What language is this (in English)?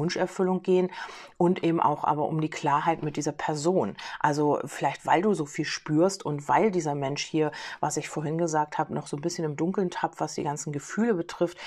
German